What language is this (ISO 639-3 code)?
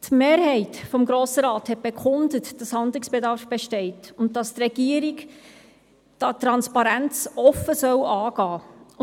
gsw